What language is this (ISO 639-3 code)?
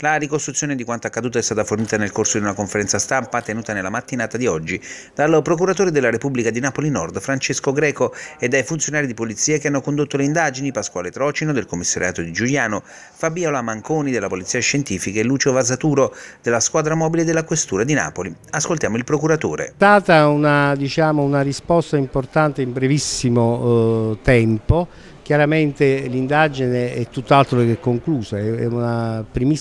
ita